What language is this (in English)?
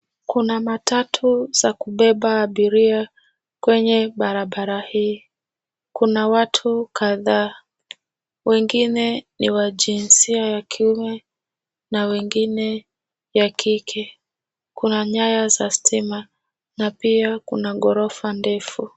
Swahili